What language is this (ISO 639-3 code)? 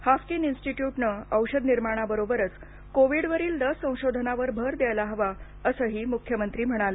mar